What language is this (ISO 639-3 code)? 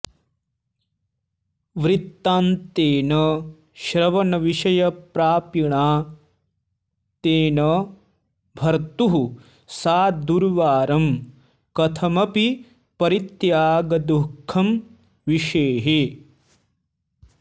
san